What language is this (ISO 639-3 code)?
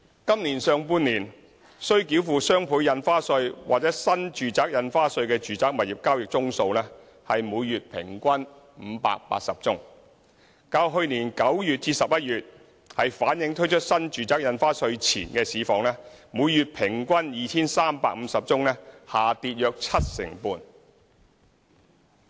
yue